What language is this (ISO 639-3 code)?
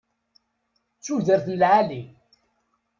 kab